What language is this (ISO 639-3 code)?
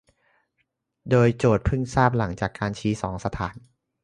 tha